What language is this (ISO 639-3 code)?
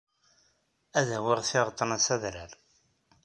kab